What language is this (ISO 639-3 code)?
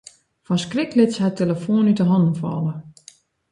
fry